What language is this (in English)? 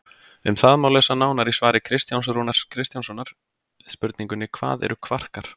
Icelandic